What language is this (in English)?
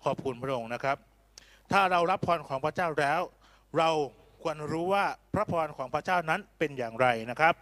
Thai